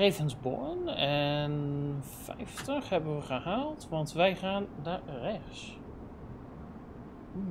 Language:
Dutch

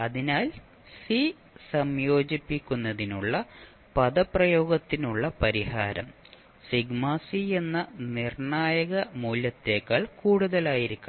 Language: Malayalam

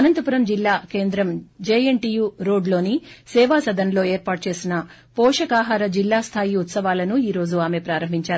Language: Telugu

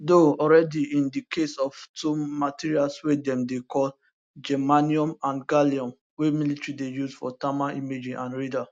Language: Nigerian Pidgin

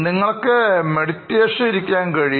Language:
Malayalam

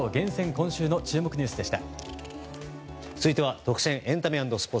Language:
Japanese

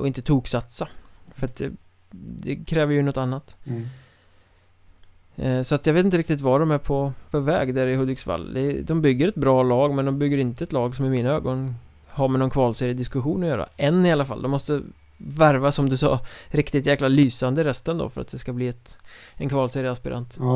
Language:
Swedish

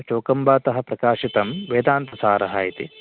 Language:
Sanskrit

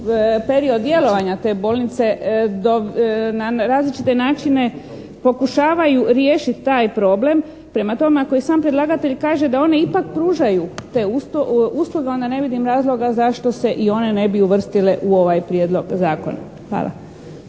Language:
Croatian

